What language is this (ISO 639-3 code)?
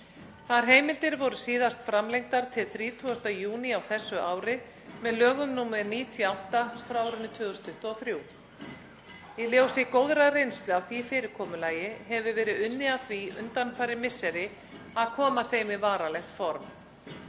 isl